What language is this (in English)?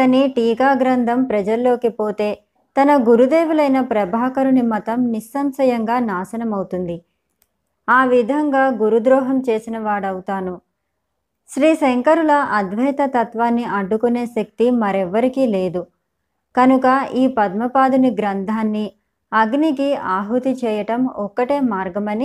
Telugu